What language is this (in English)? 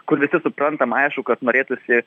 Lithuanian